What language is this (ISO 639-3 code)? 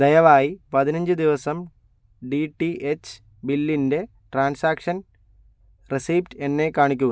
mal